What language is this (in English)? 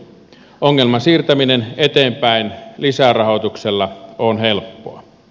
Finnish